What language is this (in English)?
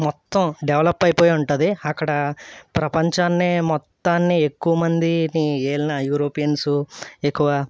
Telugu